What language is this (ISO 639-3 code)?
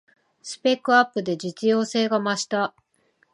jpn